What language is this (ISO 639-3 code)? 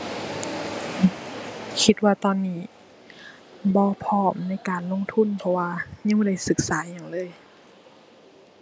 tha